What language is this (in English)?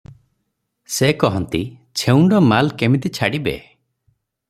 Odia